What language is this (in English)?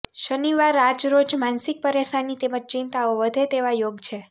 Gujarati